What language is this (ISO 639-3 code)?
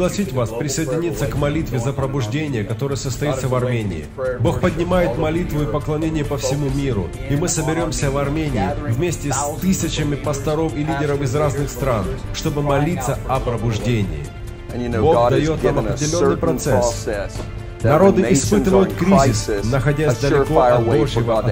rus